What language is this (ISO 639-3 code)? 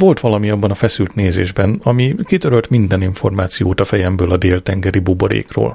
hun